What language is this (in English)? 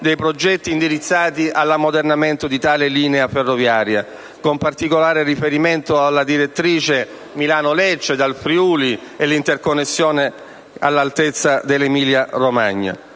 Italian